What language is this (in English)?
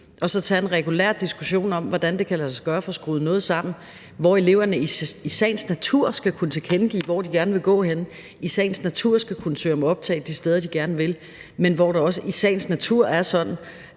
Danish